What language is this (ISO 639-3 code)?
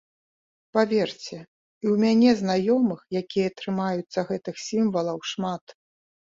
bel